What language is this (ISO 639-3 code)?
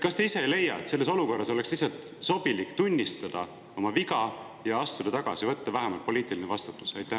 est